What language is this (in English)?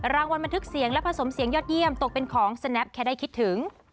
Thai